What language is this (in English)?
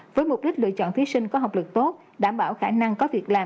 Vietnamese